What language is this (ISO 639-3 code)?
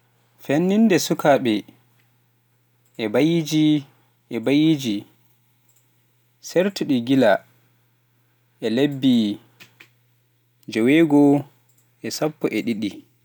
fuf